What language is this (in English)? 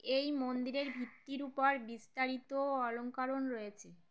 Bangla